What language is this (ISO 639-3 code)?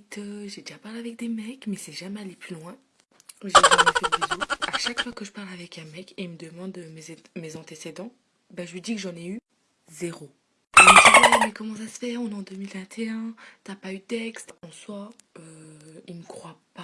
fra